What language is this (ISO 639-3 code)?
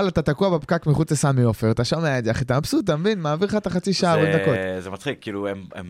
heb